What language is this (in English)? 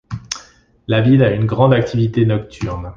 French